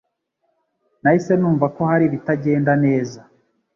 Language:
Kinyarwanda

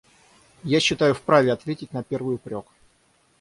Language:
Russian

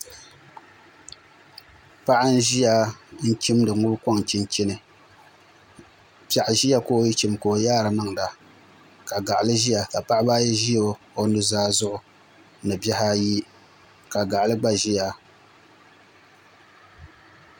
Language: Dagbani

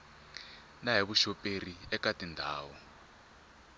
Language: Tsonga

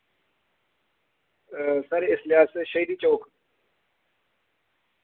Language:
Dogri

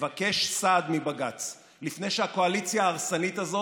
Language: Hebrew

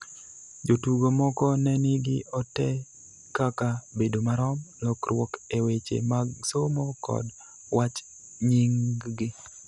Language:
Luo (Kenya and Tanzania)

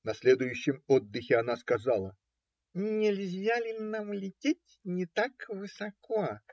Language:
Russian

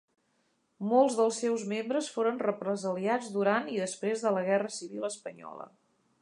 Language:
Catalan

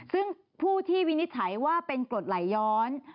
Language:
Thai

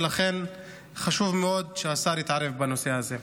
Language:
Hebrew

